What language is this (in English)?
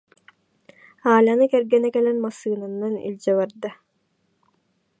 Yakut